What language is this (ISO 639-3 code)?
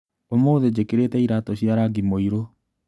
kik